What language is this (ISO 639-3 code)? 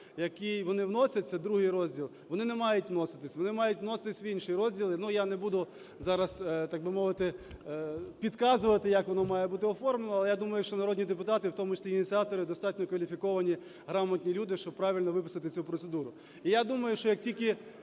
ukr